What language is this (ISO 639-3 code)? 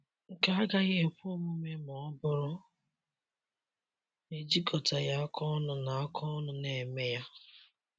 ibo